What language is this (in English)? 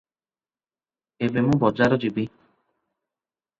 Odia